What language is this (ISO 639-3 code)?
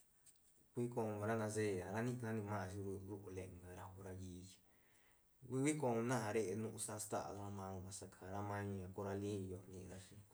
ztn